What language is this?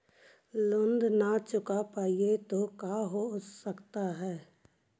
Magahi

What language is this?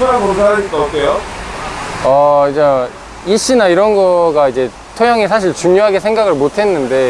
Korean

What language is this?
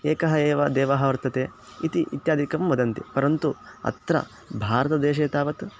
Sanskrit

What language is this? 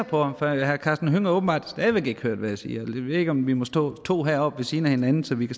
Danish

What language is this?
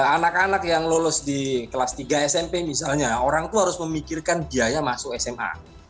Indonesian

